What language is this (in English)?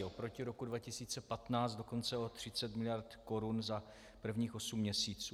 Czech